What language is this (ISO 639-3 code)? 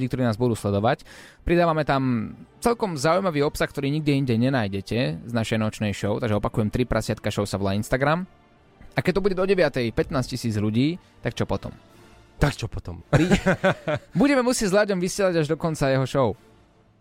slk